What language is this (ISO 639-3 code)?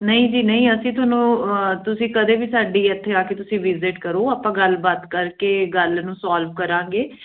pan